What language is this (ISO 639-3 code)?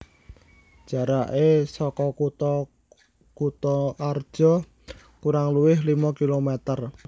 jav